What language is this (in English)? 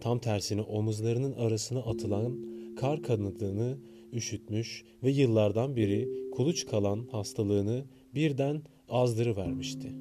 Turkish